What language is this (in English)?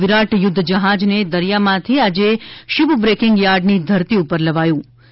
Gujarati